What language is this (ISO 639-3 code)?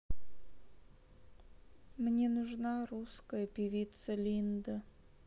rus